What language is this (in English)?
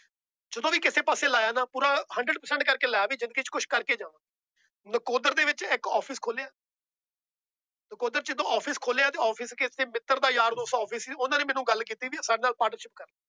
Punjabi